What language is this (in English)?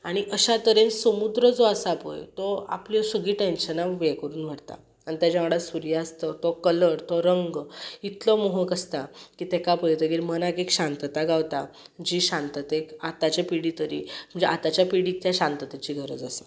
Konkani